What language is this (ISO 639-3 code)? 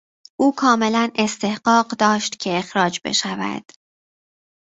fas